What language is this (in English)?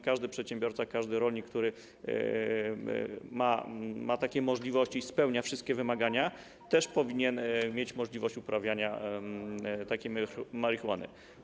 Polish